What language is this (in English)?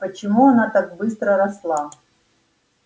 Russian